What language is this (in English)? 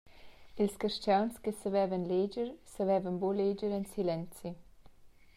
Romansh